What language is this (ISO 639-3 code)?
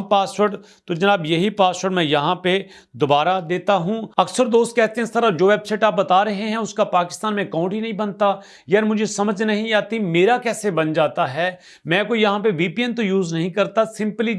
urd